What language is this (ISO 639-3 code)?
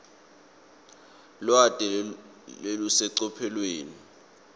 ssw